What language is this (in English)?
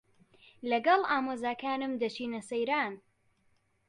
Central Kurdish